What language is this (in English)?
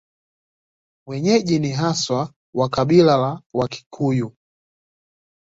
Swahili